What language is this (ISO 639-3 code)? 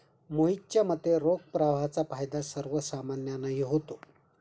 mar